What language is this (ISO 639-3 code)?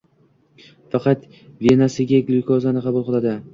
uzb